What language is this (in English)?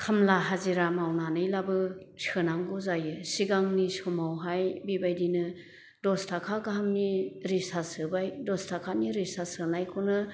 Bodo